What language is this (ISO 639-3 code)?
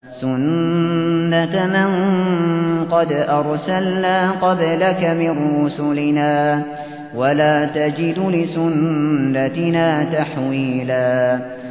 ara